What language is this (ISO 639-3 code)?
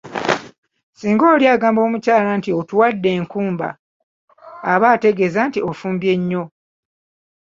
lug